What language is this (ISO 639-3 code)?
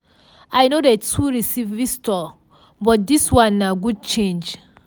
pcm